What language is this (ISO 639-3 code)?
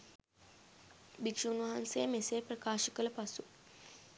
sin